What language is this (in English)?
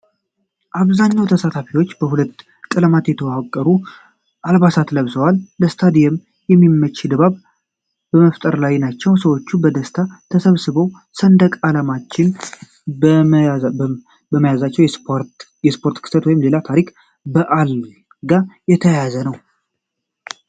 Amharic